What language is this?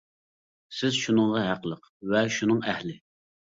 Uyghur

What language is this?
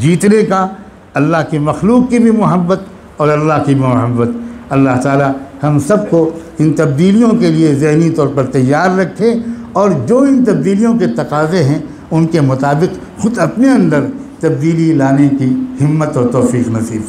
Urdu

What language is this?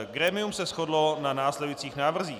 Czech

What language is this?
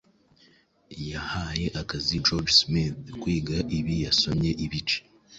Kinyarwanda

